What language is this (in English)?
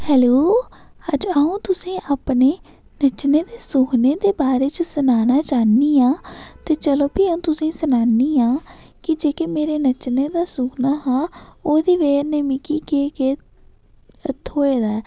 Dogri